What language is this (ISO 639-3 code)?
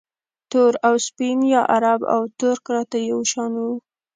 pus